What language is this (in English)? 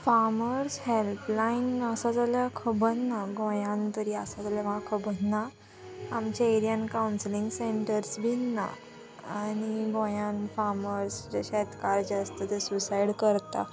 Konkani